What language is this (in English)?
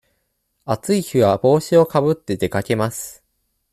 Japanese